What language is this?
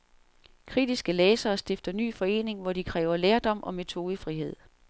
Danish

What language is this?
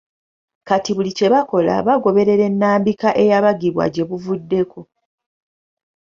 Ganda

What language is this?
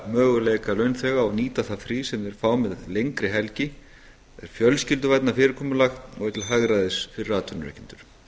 Icelandic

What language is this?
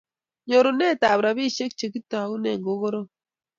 Kalenjin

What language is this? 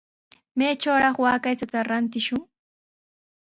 Sihuas Ancash Quechua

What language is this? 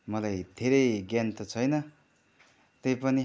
Nepali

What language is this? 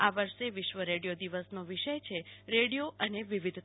Gujarati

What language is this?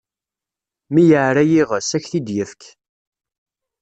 Kabyle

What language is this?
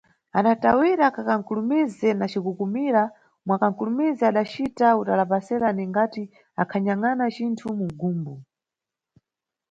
Nyungwe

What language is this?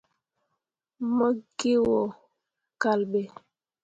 Mundang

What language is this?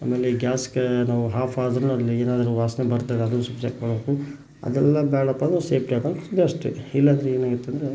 Kannada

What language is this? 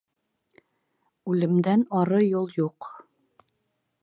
Bashkir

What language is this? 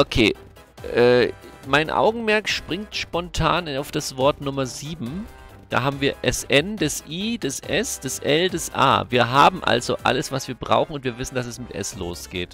German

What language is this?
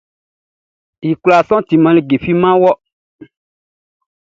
Baoulé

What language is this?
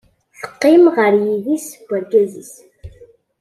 Kabyle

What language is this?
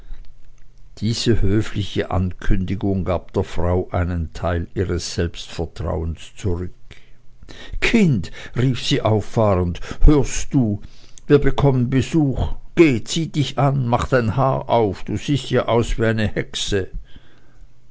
German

